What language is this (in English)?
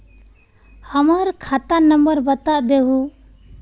Magahi